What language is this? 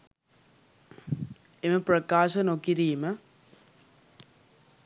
Sinhala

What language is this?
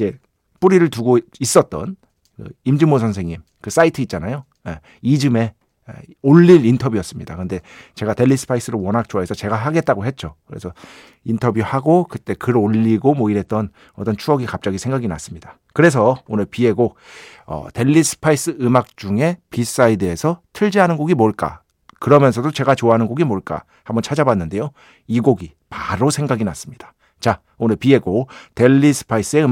Korean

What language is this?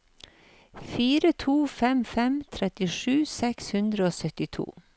Norwegian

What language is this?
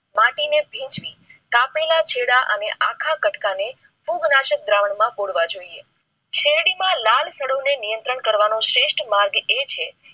Gujarati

